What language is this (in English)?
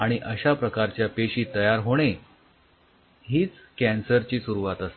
Marathi